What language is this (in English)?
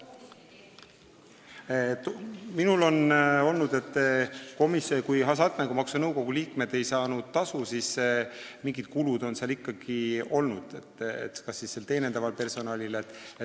Estonian